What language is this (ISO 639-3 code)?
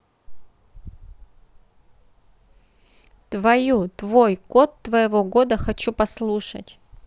rus